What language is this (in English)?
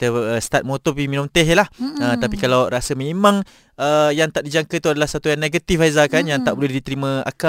Malay